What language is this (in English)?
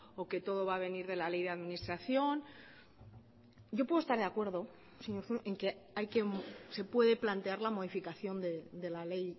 Spanish